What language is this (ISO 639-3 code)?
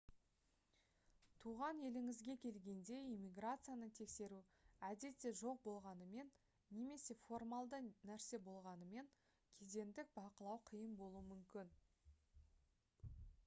kaz